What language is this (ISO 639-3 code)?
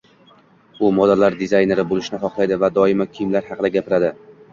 uzb